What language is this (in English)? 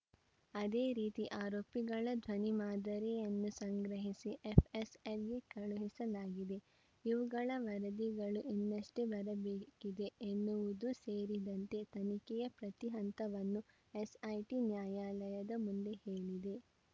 Kannada